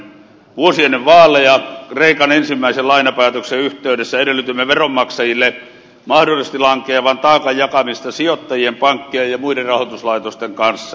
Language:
Finnish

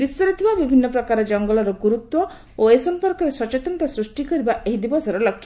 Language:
Odia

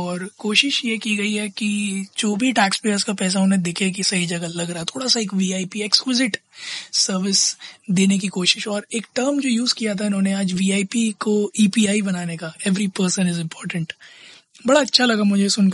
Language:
Hindi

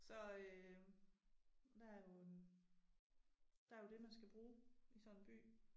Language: Danish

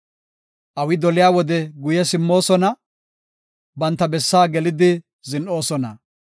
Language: Gofa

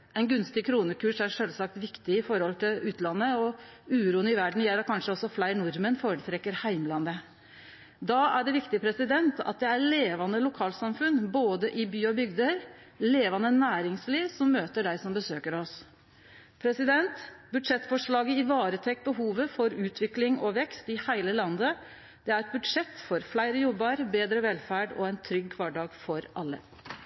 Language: Norwegian Nynorsk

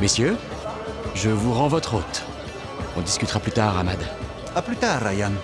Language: French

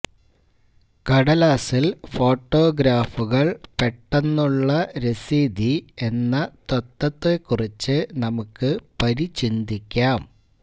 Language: Malayalam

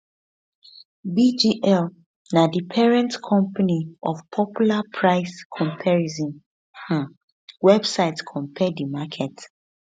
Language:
Nigerian Pidgin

